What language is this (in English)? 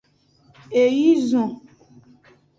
Aja (Benin)